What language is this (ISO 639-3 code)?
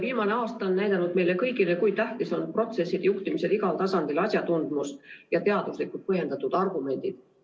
est